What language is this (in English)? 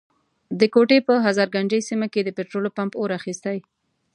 Pashto